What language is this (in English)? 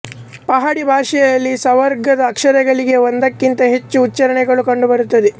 Kannada